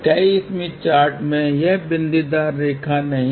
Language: Hindi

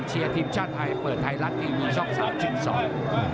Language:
Thai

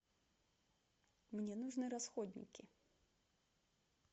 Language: Russian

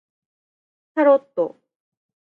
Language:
Japanese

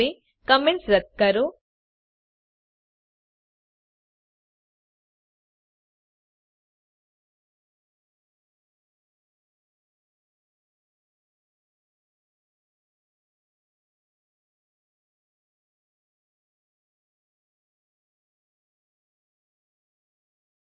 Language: Gujarati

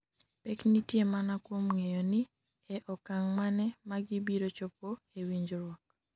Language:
Luo (Kenya and Tanzania)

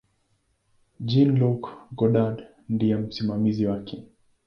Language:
Swahili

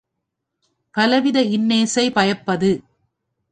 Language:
Tamil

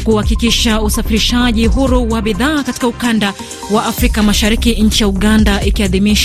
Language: Swahili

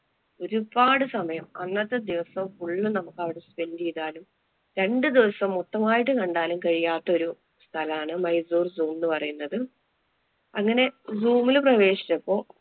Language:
Malayalam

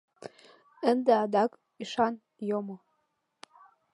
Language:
Mari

